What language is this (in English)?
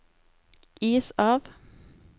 Norwegian